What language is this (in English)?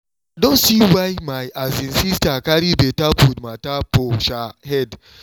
Nigerian Pidgin